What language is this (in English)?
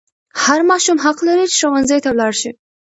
Pashto